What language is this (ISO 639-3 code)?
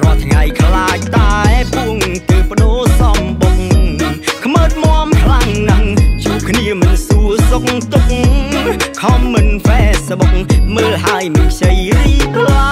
tha